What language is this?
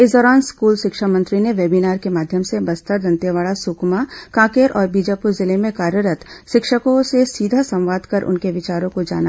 Hindi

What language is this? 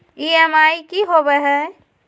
Magahi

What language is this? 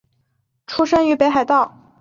Chinese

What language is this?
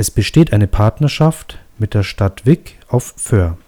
German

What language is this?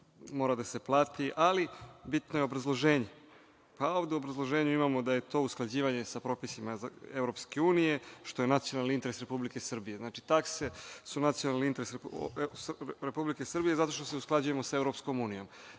Serbian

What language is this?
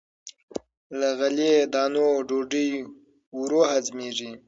Pashto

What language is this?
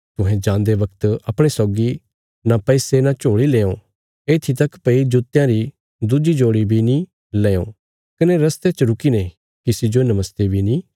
Bilaspuri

